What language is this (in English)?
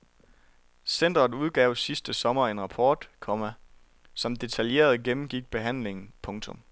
Danish